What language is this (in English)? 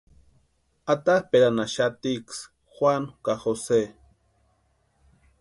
Western Highland Purepecha